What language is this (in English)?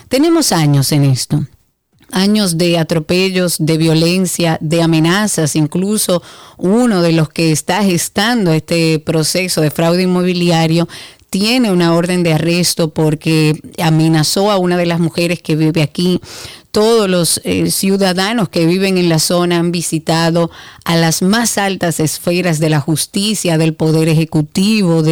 Spanish